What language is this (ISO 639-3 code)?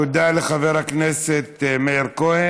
heb